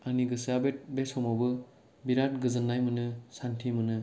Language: Bodo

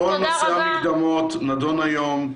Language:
Hebrew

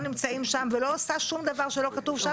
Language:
Hebrew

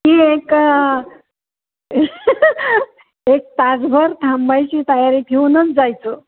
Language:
Marathi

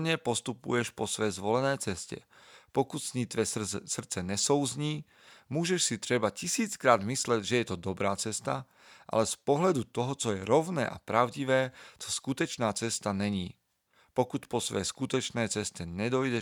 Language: Slovak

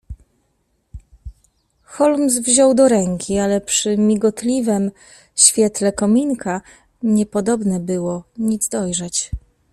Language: Polish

